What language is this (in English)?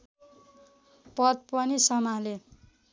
Nepali